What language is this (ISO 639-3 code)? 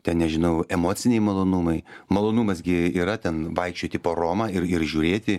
lit